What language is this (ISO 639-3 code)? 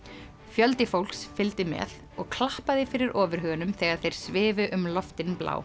isl